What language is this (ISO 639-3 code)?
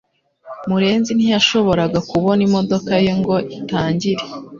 kin